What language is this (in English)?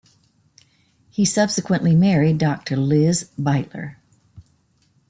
English